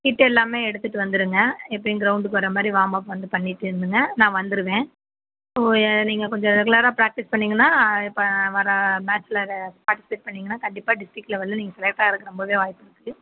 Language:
Tamil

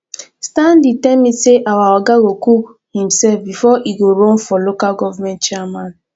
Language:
Nigerian Pidgin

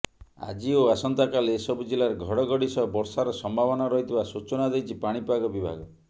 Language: Odia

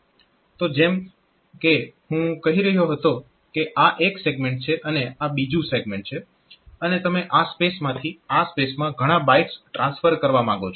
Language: Gujarati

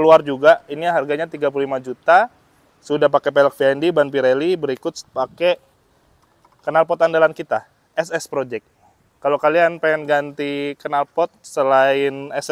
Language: Indonesian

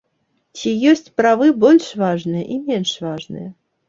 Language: Belarusian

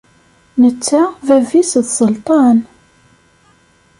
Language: Kabyle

